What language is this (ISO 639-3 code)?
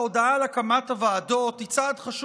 heb